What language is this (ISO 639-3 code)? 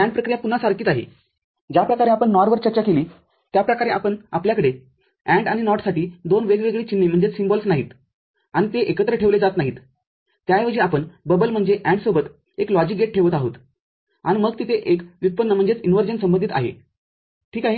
mar